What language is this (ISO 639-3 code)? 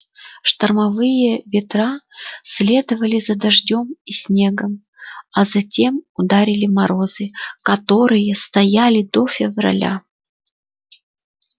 rus